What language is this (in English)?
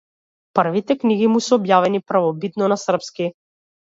Macedonian